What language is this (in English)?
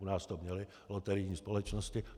Czech